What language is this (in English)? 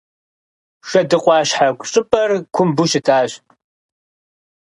Kabardian